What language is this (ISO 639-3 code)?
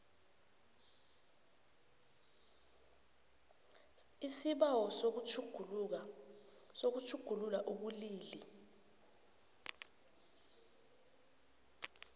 nbl